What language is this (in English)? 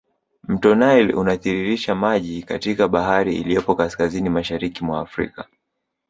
Swahili